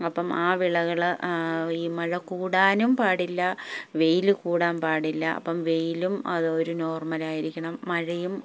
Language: Malayalam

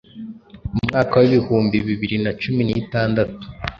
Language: Kinyarwanda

